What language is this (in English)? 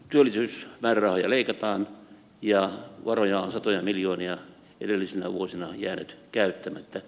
Finnish